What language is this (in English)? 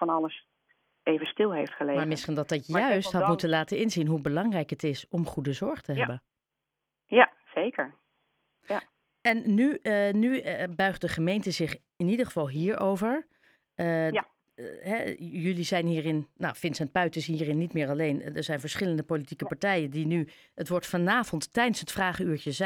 Dutch